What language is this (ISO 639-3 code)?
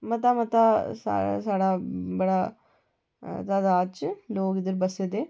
doi